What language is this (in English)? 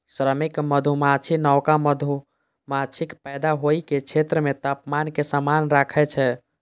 Maithili